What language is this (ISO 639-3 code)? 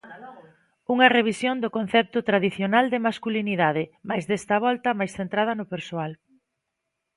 glg